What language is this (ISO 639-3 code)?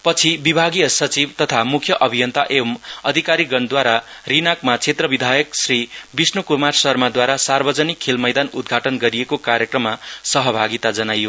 nep